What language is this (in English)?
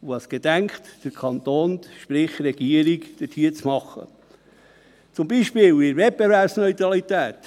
Swiss German